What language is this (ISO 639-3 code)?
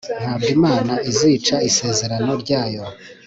kin